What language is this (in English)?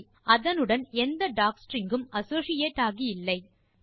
Tamil